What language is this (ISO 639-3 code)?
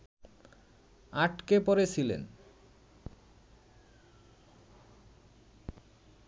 ben